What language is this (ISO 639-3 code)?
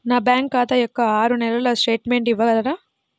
tel